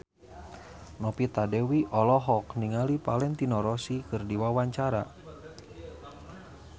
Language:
Sundanese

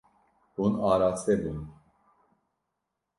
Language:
Kurdish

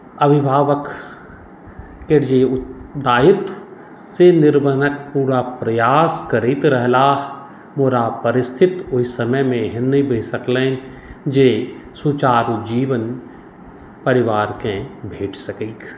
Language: Maithili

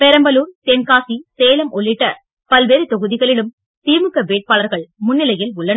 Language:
Tamil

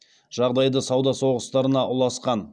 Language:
Kazakh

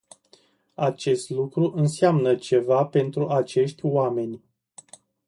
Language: Romanian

